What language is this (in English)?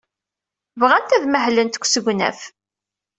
Kabyle